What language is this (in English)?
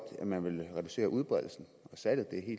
Danish